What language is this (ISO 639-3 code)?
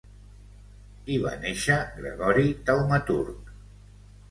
cat